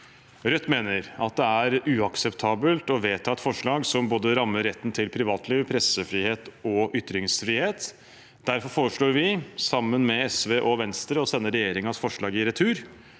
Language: Norwegian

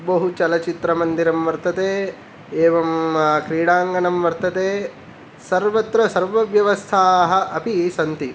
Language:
Sanskrit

